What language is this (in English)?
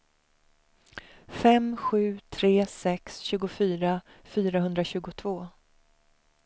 Swedish